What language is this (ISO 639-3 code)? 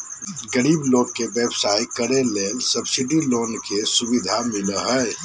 mag